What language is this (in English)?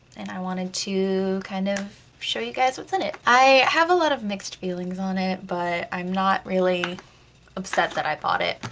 English